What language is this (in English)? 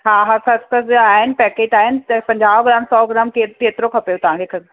Sindhi